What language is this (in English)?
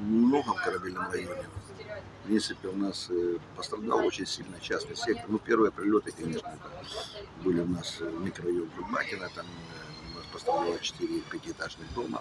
Ukrainian